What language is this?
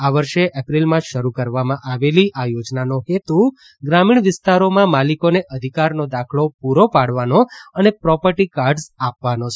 Gujarati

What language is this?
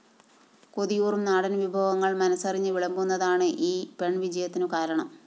Malayalam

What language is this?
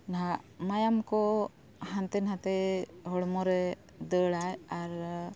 Santali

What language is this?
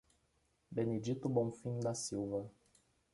Portuguese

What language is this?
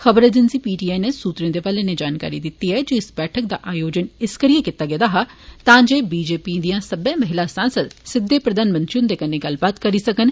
Dogri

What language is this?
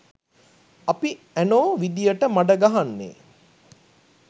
Sinhala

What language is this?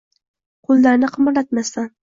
Uzbek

